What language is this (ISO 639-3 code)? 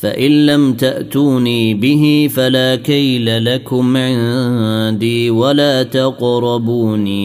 ara